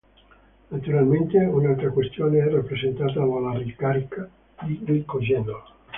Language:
Italian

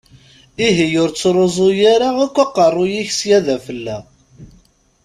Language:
Kabyle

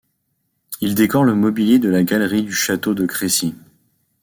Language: French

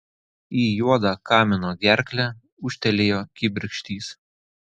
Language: Lithuanian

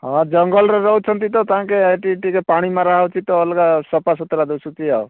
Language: Odia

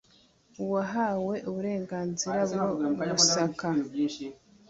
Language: Kinyarwanda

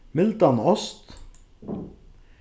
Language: Faroese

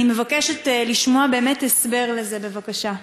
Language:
Hebrew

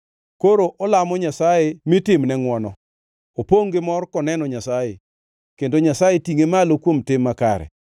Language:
Luo (Kenya and Tanzania)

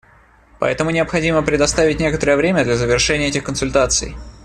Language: Russian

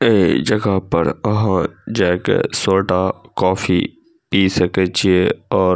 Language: Maithili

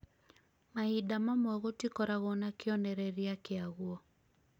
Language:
Kikuyu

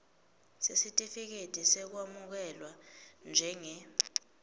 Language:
Swati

